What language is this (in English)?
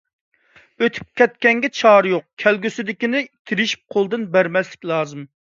Uyghur